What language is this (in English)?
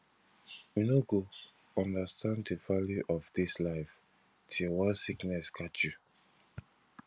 Nigerian Pidgin